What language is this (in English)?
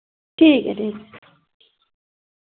Dogri